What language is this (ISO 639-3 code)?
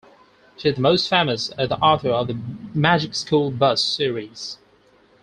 eng